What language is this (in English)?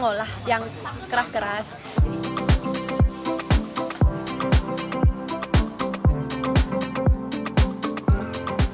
Indonesian